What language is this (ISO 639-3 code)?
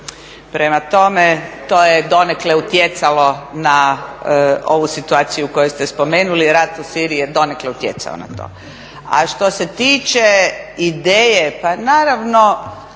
hrv